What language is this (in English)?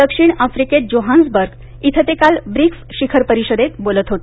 Marathi